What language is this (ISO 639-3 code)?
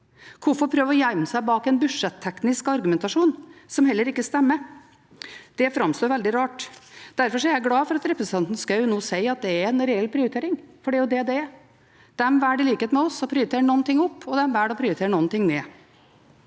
nor